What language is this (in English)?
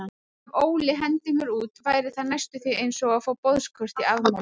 Icelandic